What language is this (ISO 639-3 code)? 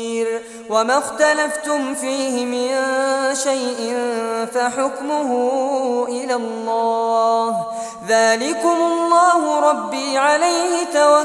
ara